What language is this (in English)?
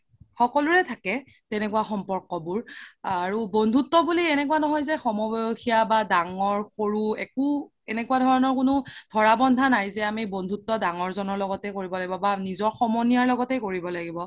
Assamese